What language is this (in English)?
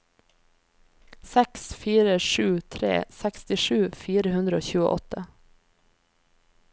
Norwegian